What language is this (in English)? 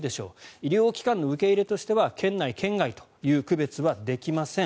Japanese